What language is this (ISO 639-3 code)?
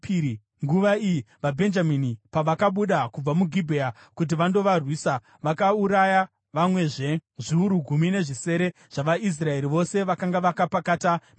sna